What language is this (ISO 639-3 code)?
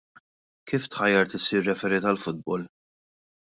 mlt